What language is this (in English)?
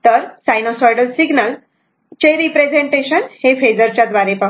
Marathi